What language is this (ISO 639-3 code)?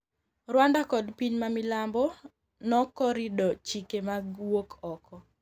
luo